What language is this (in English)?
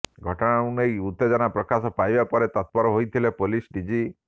Odia